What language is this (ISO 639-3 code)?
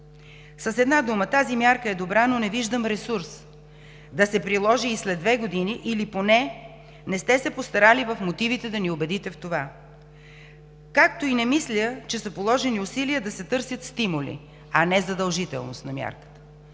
bul